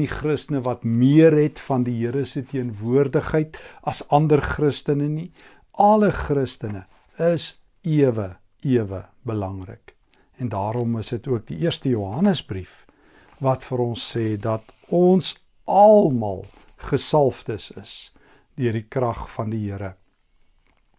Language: Dutch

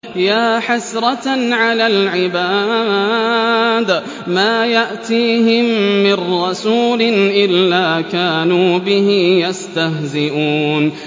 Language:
Arabic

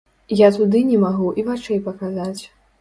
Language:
Belarusian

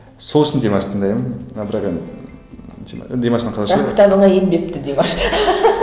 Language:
Kazakh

